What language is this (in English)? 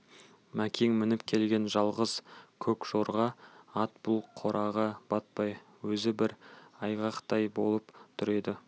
Kazakh